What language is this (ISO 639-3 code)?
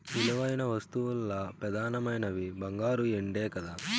tel